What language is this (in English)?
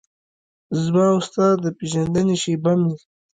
Pashto